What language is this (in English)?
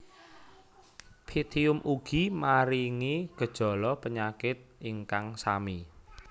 Javanese